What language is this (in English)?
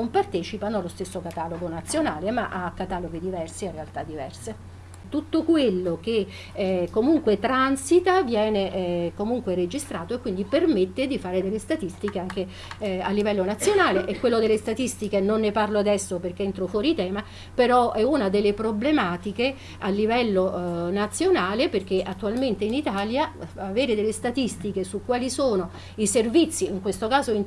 Italian